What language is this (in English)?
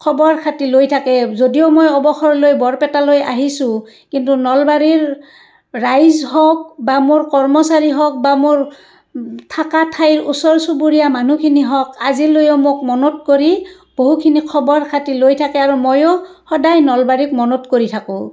Assamese